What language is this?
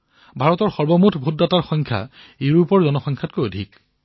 Assamese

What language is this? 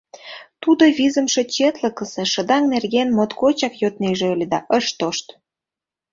Mari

